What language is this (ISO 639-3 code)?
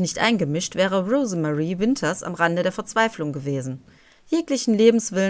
deu